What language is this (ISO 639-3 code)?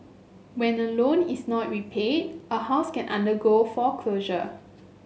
eng